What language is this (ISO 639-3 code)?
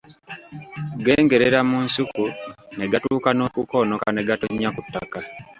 lug